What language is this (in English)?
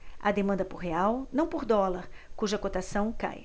Portuguese